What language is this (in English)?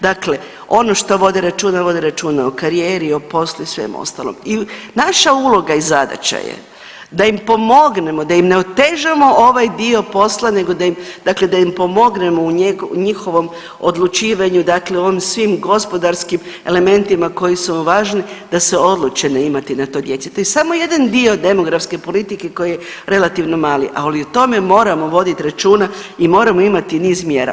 Croatian